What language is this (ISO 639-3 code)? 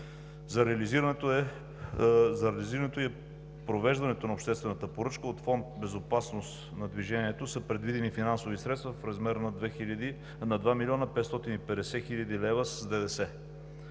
bul